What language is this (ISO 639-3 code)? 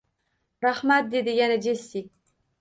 uzb